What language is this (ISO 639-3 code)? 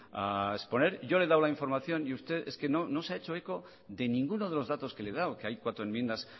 spa